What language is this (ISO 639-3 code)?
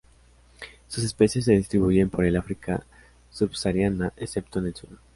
spa